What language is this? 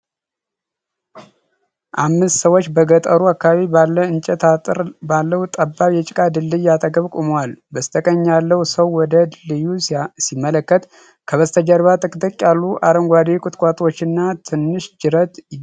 Amharic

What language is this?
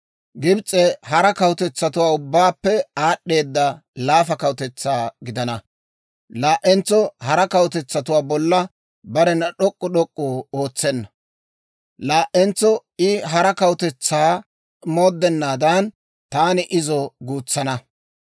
Dawro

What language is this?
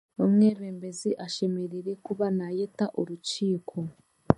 Chiga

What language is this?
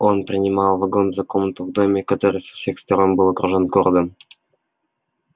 Russian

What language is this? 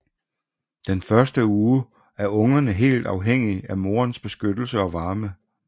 Danish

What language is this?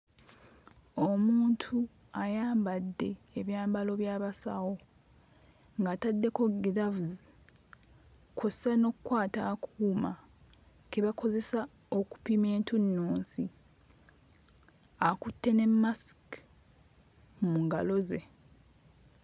Ganda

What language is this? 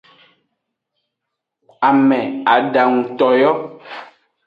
Aja (Benin)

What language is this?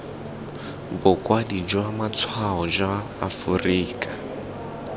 Tswana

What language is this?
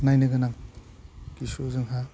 Bodo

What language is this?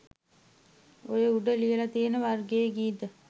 Sinhala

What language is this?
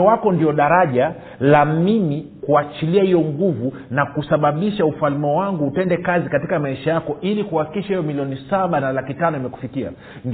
Swahili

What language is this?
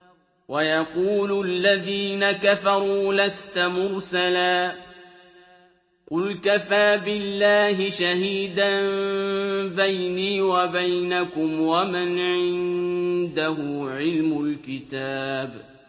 Arabic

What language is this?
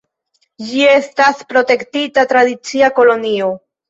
Esperanto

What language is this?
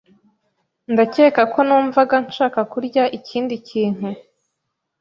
Kinyarwanda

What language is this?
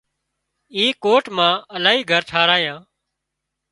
Wadiyara Koli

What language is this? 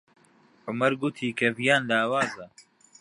Central Kurdish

